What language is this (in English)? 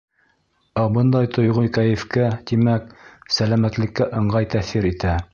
Bashkir